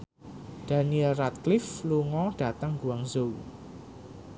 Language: Javanese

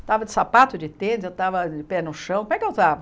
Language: Portuguese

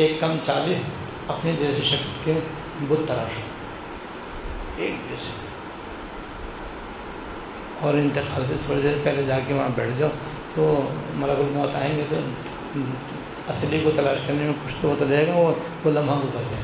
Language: Urdu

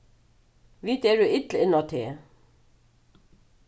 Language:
Faroese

